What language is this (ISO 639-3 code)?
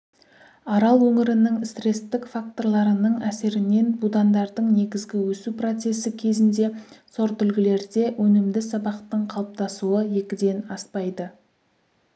kaz